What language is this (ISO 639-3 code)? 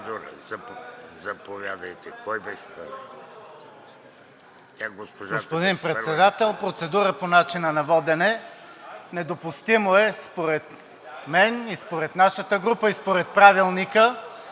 bul